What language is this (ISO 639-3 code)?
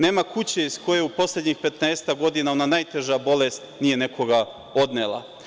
srp